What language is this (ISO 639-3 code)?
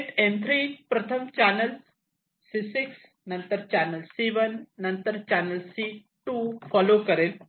mar